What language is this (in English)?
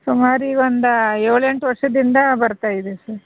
Kannada